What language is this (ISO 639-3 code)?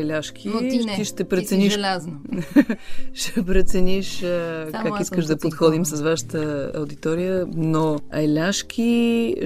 bul